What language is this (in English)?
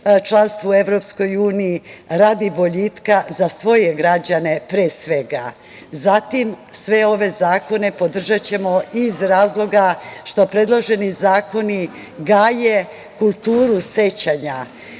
Serbian